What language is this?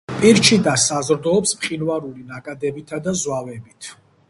Georgian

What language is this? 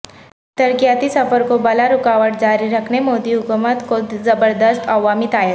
Urdu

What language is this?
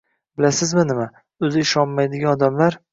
Uzbek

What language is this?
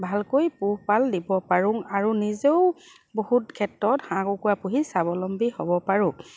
Assamese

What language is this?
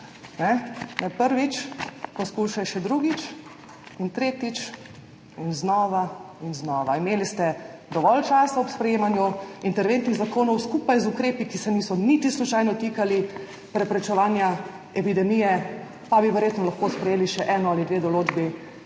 Slovenian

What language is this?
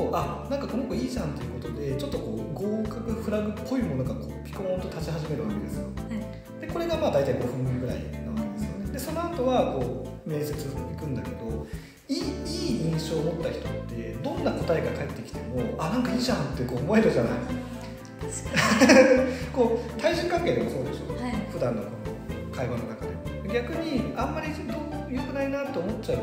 Japanese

